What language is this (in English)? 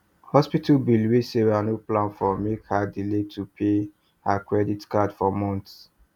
Nigerian Pidgin